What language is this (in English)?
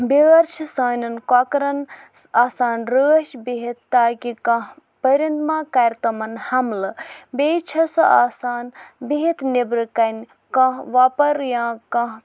Kashmiri